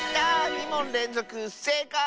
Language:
Japanese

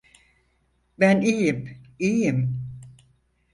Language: Turkish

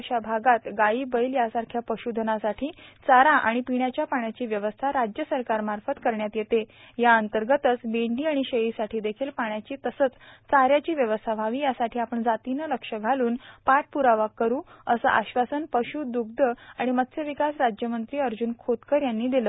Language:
Marathi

